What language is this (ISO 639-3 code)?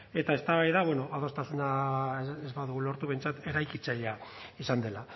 eus